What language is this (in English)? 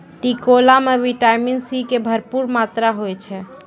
Maithili